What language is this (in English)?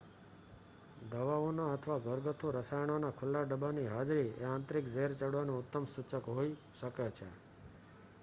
Gujarati